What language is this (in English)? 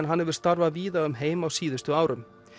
Icelandic